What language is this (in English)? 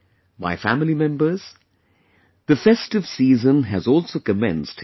English